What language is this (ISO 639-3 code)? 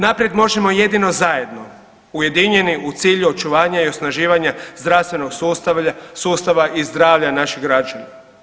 hrv